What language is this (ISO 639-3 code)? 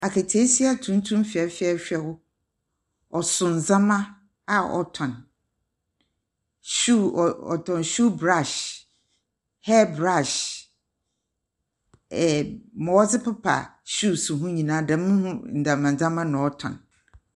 aka